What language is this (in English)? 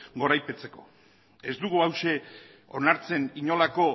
Basque